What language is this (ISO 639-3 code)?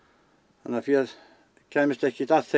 isl